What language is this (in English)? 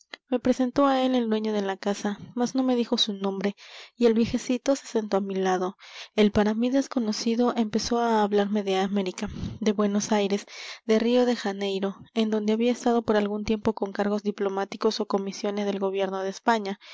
Spanish